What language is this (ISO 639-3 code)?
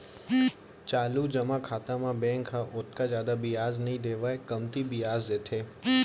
hne